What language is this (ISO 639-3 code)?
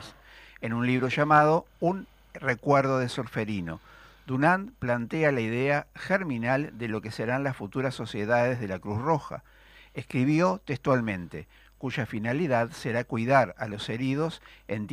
spa